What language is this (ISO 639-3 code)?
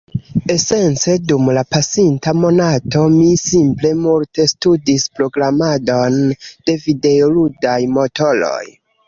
epo